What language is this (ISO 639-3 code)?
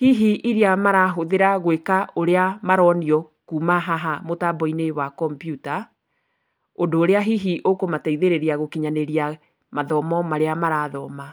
kik